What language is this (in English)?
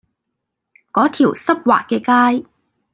Cantonese